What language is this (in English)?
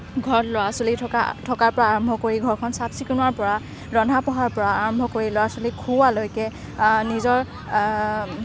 Assamese